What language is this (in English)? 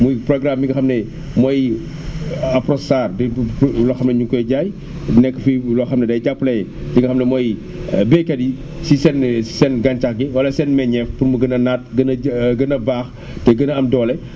Wolof